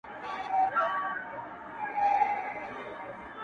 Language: Pashto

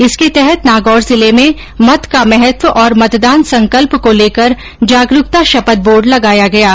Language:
Hindi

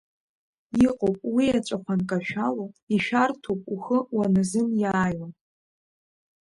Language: Abkhazian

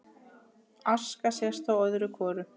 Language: Icelandic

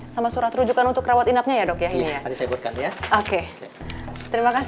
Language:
Indonesian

